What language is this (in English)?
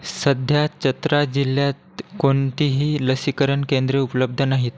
Marathi